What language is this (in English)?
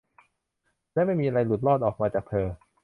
Thai